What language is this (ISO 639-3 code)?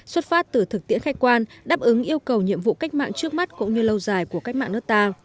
vie